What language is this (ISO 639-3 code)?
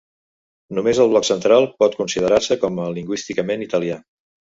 cat